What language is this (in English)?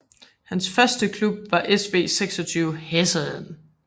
Danish